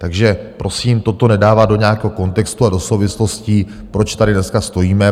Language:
Czech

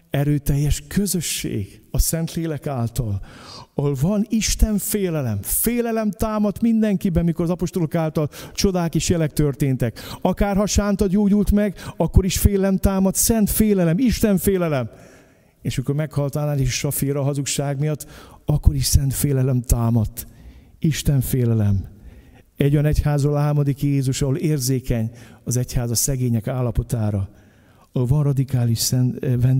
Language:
Hungarian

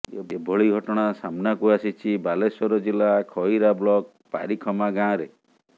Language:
Odia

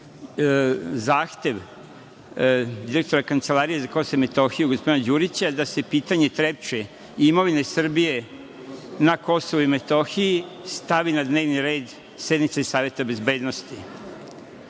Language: Serbian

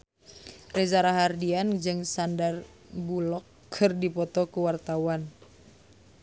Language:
Sundanese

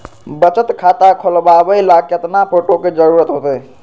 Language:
Magahi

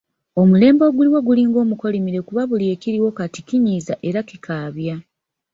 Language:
Ganda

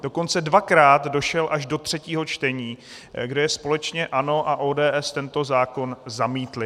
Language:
Czech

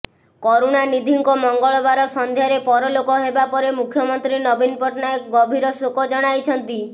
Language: Odia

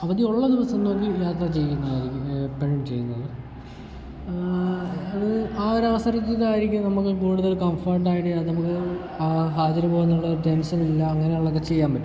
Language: Malayalam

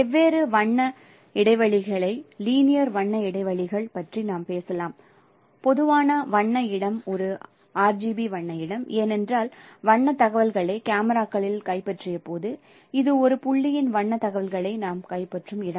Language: Tamil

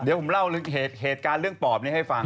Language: Thai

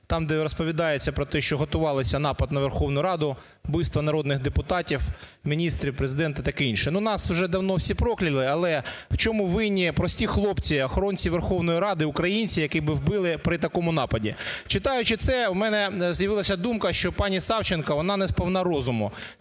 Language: Ukrainian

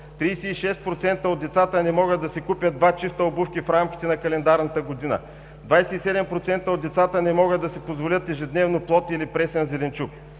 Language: Bulgarian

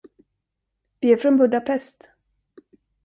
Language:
Swedish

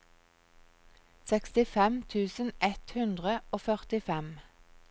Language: Norwegian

